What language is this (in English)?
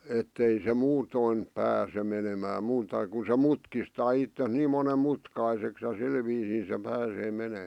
Finnish